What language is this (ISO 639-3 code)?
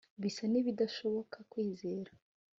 kin